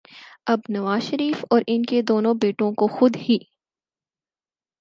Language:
Urdu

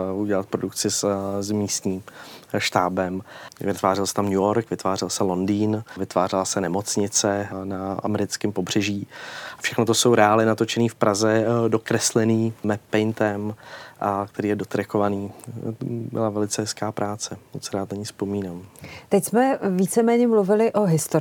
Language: Czech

